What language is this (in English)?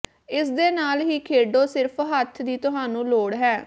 Punjabi